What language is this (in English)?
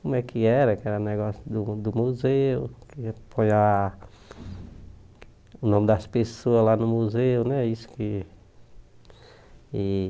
Portuguese